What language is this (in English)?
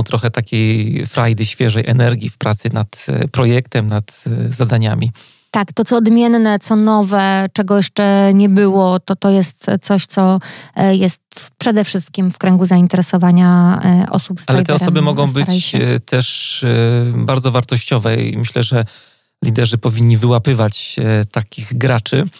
Polish